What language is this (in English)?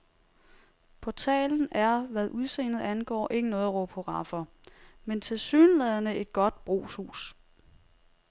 Danish